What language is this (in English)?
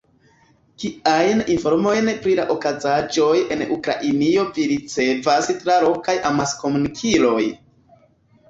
Esperanto